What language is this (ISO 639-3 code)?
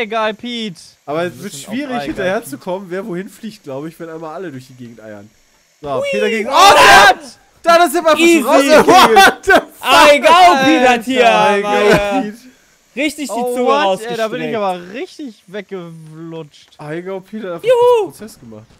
deu